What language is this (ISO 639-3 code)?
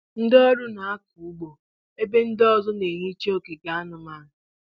ibo